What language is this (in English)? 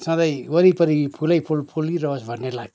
Nepali